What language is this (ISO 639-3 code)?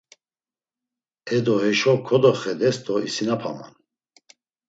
lzz